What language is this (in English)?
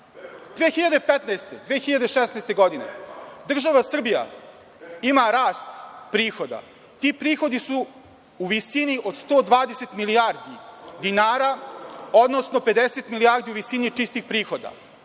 Serbian